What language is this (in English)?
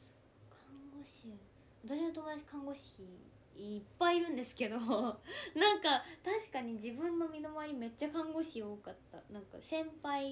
Japanese